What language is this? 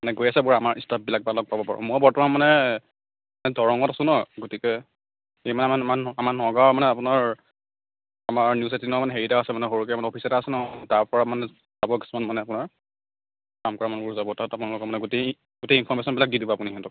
Assamese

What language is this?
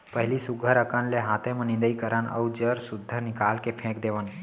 Chhattisgarhi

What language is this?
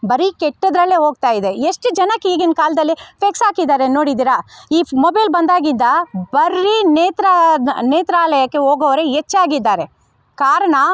Kannada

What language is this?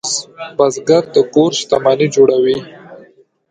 Pashto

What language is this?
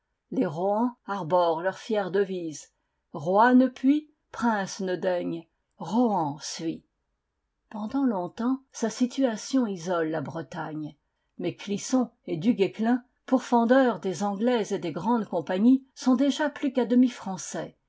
French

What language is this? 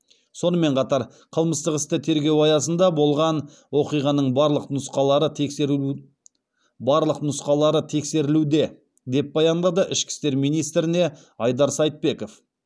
Kazakh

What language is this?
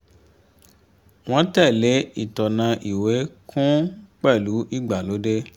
Yoruba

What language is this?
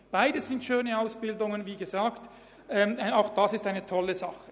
Swiss German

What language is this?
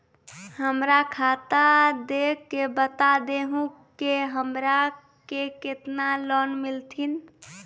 Maithili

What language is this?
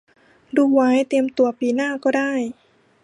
Thai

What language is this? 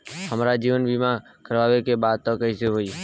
Bhojpuri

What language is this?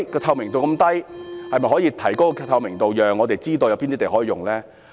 Cantonese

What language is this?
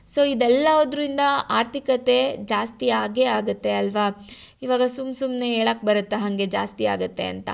Kannada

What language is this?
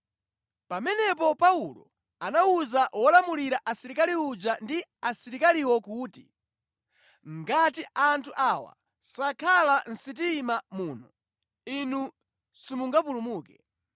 Nyanja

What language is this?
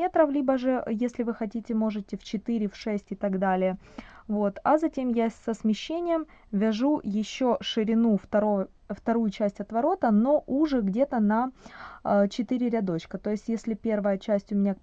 Russian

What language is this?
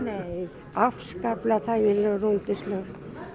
Icelandic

